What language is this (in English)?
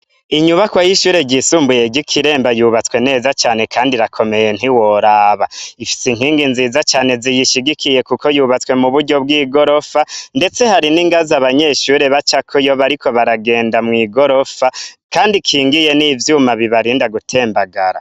Rundi